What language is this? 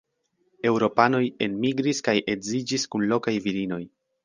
Esperanto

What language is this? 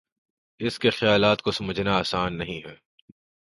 Urdu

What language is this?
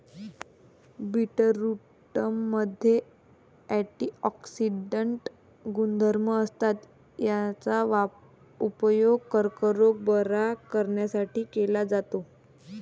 Marathi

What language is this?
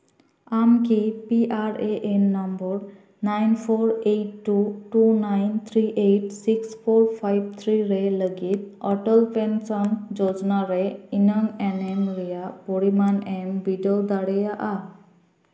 Santali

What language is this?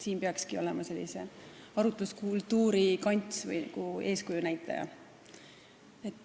Estonian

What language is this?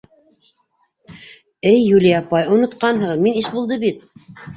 Bashkir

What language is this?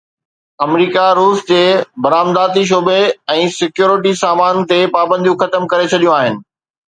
Sindhi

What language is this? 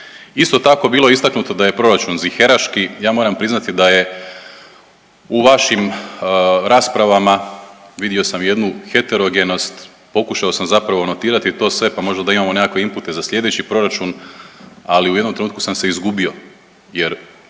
Croatian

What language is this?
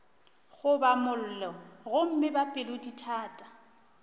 Northern Sotho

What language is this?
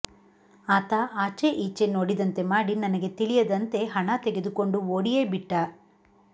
Kannada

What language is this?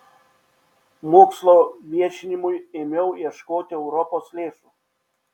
Lithuanian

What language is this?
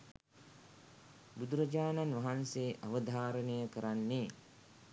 Sinhala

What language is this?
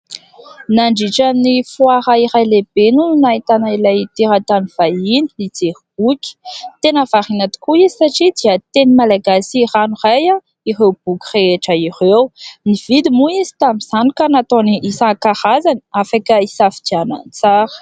Malagasy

